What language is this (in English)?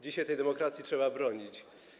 Polish